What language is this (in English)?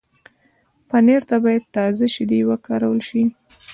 Pashto